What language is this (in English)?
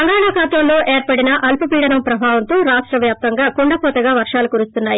Telugu